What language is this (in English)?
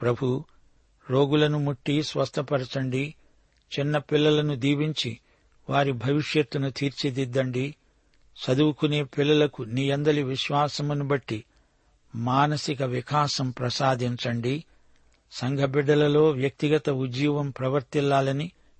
Telugu